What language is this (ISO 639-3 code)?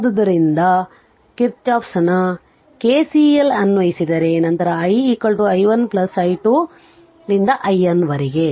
kan